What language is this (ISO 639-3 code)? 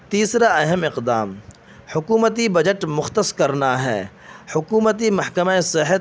urd